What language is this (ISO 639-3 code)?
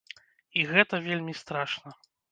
bel